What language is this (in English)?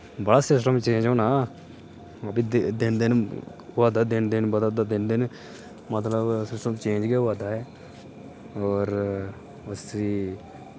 Dogri